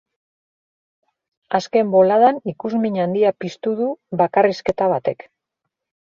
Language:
Basque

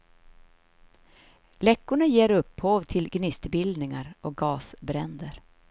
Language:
Swedish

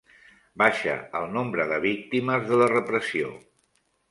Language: Catalan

